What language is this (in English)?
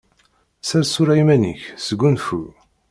Kabyle